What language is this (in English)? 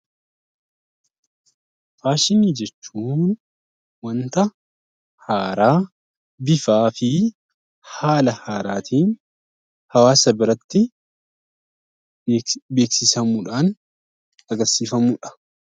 Oromo